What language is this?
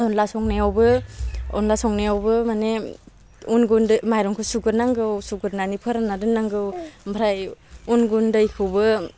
Bodo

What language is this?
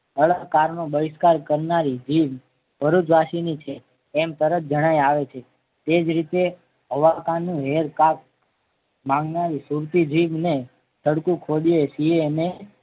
Gujarati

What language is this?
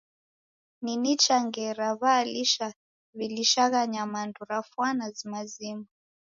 Taita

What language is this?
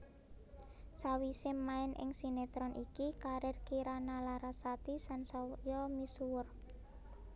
Javanese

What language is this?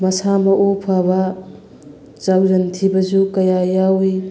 Manipuri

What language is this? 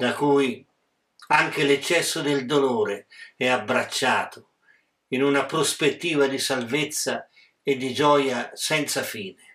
Italian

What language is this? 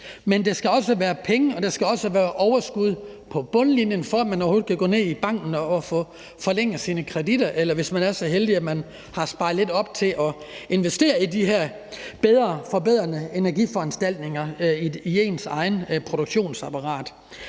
Danish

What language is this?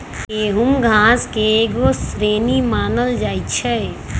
Magahi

